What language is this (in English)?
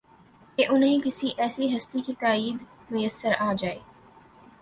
Urdu